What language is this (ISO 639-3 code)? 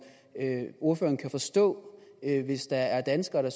dan